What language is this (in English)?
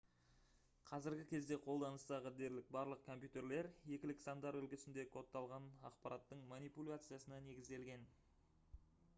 Kazakh